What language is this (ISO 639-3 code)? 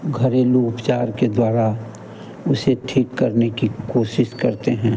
hin